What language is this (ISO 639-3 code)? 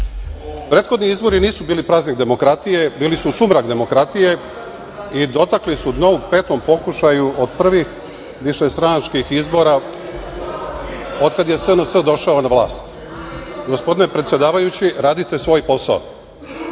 srp